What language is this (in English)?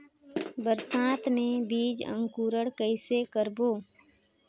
Chhattisgarhi